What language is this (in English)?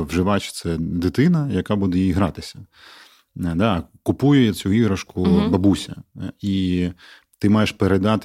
Ukrainian